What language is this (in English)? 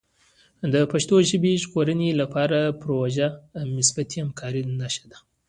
Pashto